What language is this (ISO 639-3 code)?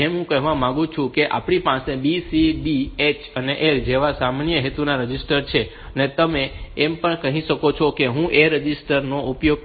guj